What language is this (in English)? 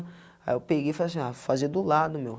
Portuguese